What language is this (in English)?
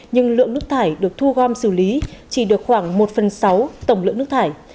Vietnamese